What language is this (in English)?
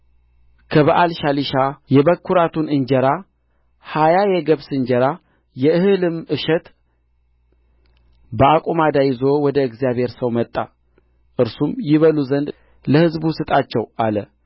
Amharic